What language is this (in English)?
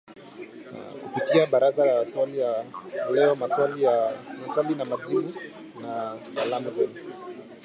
Swahili